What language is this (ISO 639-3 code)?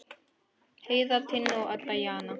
isl